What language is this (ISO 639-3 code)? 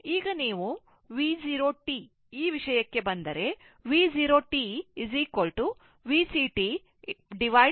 kan